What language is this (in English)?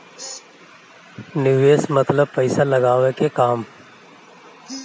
Bhojpuri